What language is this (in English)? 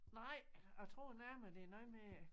Danish